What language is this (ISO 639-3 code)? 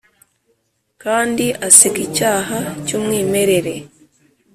kin